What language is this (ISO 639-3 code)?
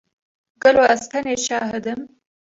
kur